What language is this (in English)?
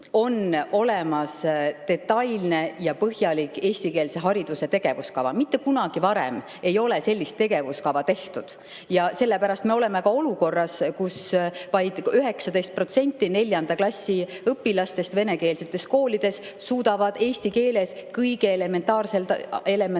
Estonian